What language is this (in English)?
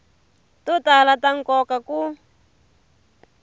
Tsonga